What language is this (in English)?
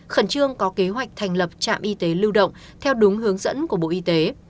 Vietnamese